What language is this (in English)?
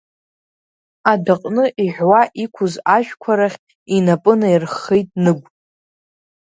Abkhazian